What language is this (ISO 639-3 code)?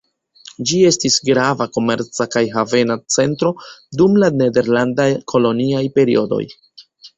epo